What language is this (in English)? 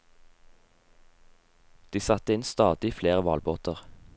Norwegian